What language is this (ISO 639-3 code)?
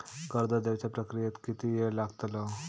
mar